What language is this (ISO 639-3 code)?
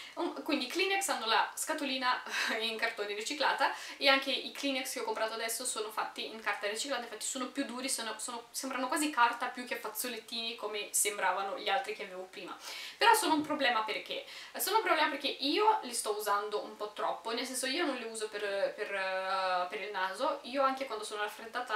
ita